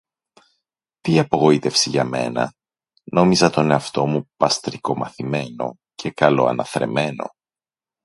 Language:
Greek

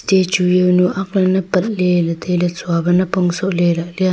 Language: Wancho Naga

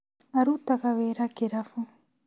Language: Kikuyu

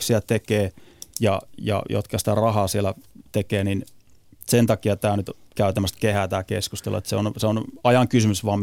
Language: Finnish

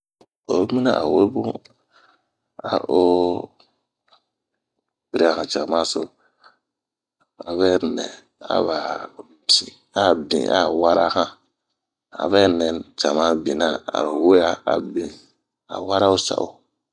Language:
Bomu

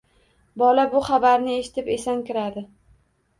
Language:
Uzbek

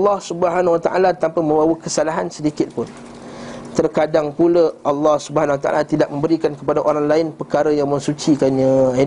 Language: Malay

